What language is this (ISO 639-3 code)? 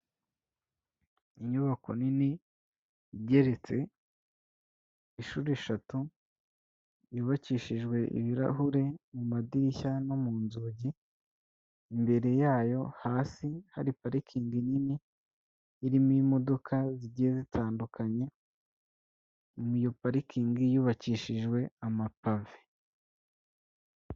kin